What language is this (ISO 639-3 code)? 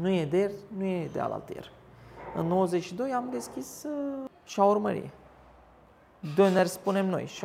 ron